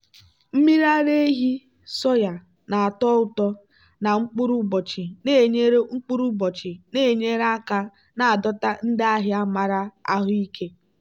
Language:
Igbo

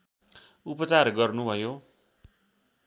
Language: Nepali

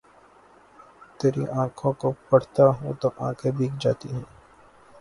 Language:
Urdu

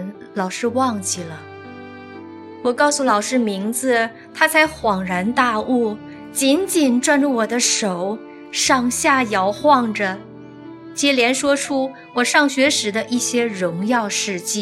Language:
Chinese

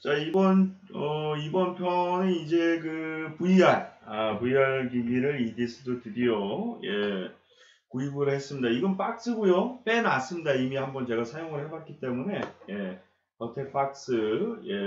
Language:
Korean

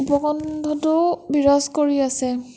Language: Assamese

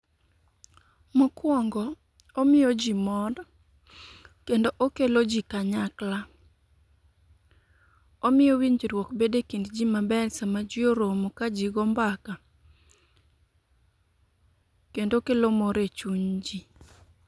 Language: Luo (Kenya and Tanzania)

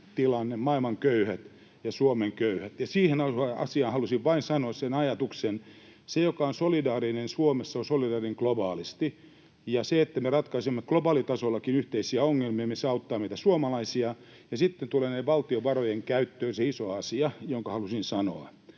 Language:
Finnish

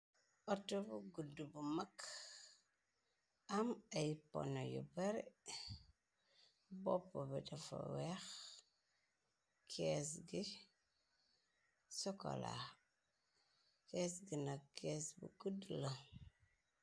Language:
Wolof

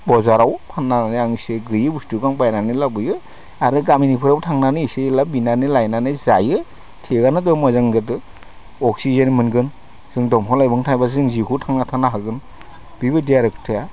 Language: Bodo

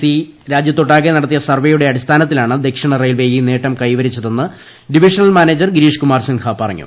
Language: Malayalam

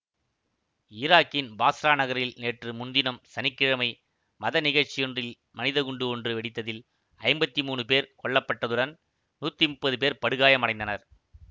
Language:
Tamil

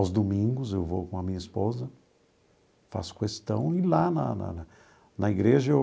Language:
Portuguese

